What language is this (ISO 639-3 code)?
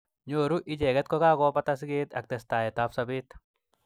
kln